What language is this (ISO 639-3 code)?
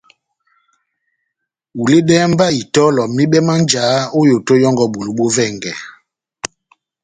bnm